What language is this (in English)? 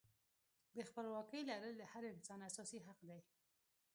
Pashto